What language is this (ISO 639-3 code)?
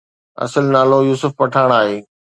snd